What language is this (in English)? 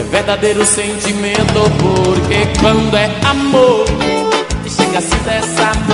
Portuguese